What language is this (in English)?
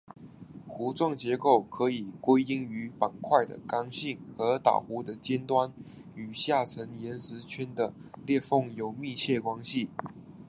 Chinese